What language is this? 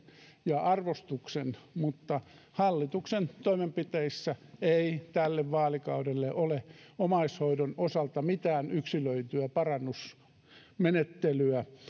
Finnish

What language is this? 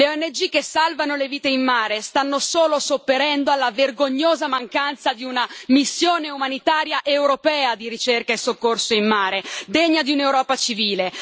Italian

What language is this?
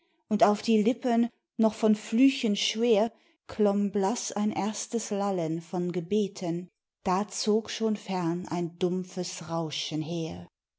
German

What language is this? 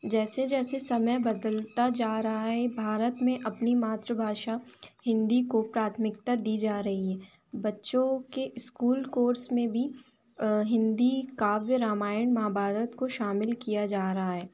Hindi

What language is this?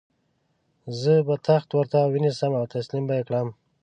Pashto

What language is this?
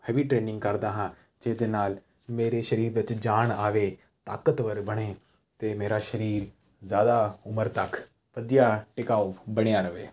Punjabi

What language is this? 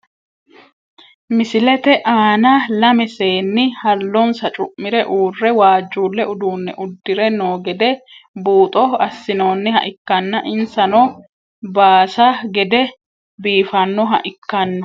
Sidamo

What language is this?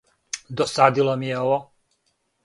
Serbian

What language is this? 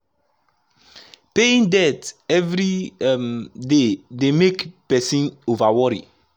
Nigerian Pidgin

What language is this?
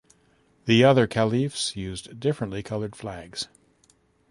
English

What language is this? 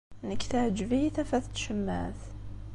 Kabyle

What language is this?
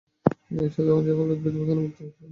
Bangla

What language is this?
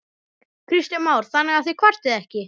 Icelandic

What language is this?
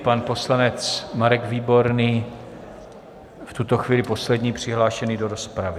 Czech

